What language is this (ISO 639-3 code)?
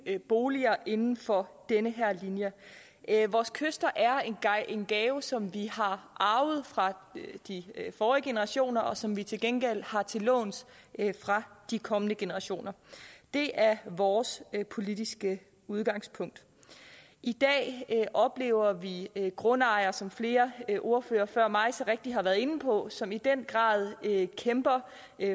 dan